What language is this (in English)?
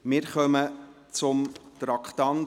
Swiss German